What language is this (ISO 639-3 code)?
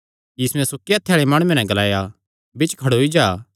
xnr